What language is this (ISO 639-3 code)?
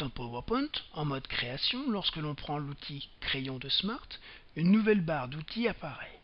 fra